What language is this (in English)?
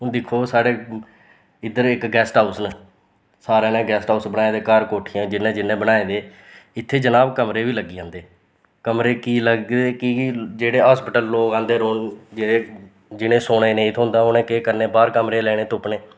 Dogri